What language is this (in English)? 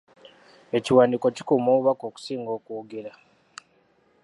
Ganda